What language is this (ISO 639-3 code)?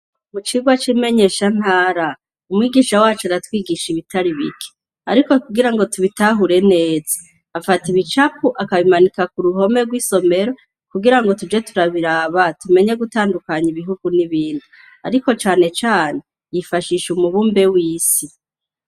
run